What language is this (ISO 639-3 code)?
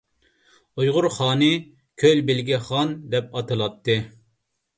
uig